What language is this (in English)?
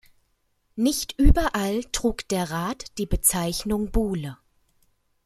German